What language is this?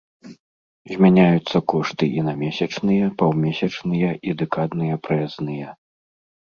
Belarusian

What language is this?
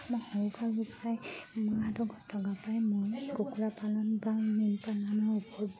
Assamese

